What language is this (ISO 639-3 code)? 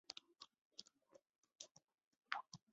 zho